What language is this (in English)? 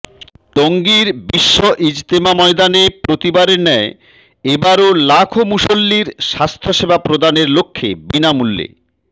Bangla